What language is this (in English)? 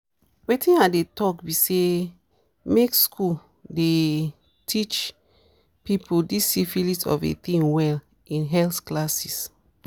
Nigerian Pidgin